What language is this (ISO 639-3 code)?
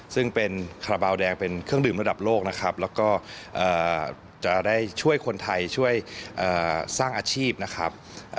tha